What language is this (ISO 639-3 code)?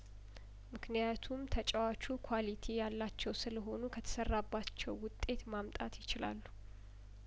amh